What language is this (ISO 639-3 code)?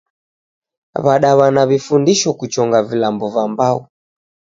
dav